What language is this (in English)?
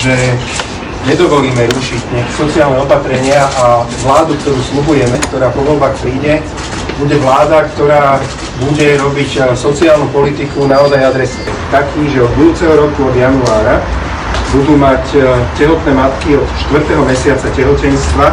Slovak